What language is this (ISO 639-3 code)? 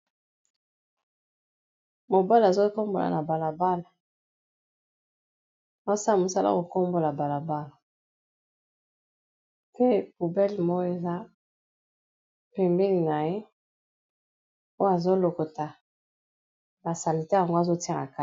lin